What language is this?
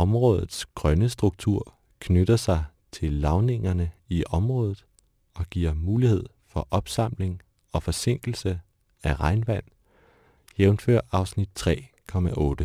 Danish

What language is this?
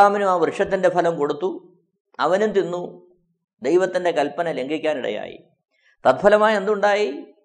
Malayalam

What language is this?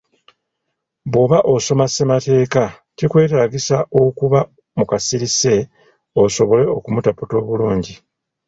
Ganda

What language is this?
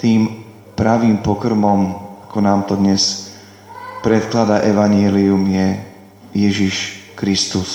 Slovak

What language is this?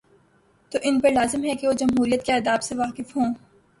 Urdu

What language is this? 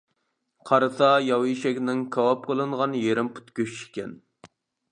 Uyghur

